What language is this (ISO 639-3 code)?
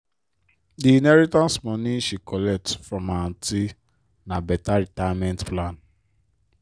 pcm